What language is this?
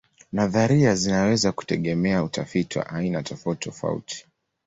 Swahili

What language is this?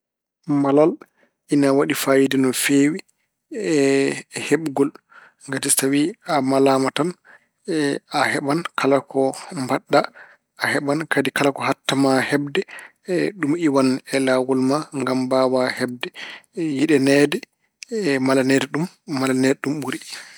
Fula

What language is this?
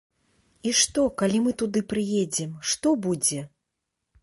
Belarusian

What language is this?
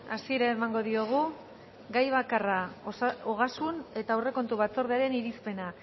Basque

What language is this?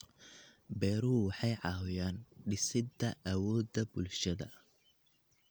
Somali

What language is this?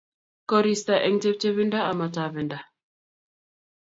Kalenjin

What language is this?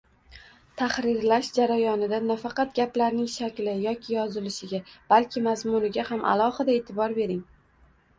Uzbek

